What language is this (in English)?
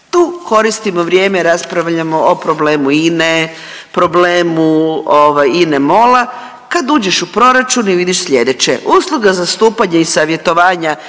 Croatian